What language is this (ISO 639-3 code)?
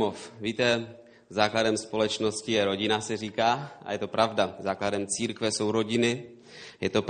ces